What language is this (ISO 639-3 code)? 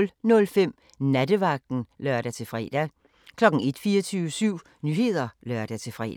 dan